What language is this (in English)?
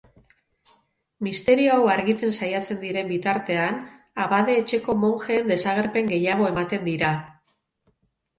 Basque